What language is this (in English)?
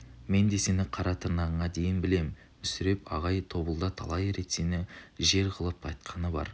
Kazakh